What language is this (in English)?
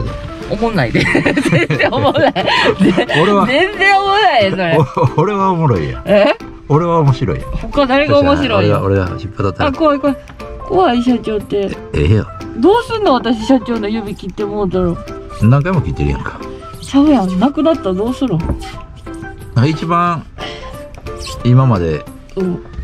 Japanese